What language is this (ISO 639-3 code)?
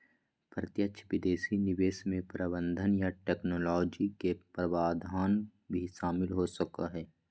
mag